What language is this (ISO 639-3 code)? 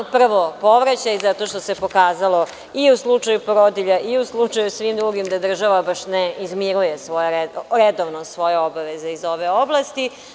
srp